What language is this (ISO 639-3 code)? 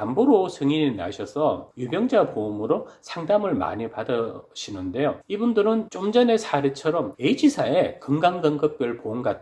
kor